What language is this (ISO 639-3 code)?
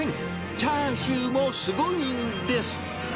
jpn